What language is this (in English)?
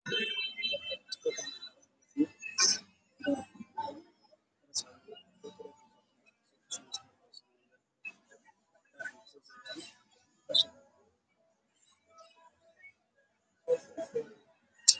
Somali